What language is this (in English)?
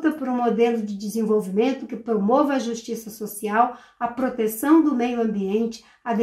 Portuguese